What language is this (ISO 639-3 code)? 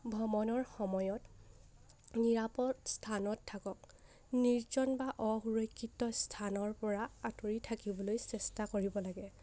asm